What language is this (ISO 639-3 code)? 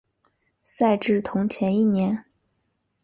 zho